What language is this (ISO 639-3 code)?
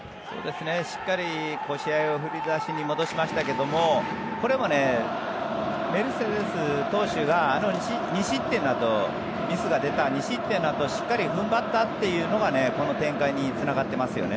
jpn